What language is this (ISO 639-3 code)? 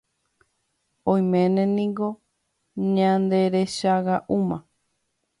grn